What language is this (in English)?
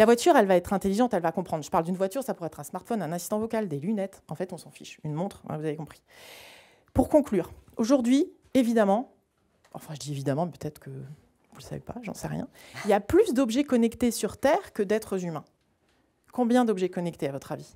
French